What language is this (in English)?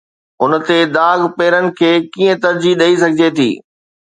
Sindhi